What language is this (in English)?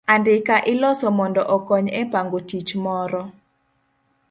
Luo (Kenya and Tanzania)